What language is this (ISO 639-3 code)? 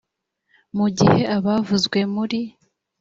kin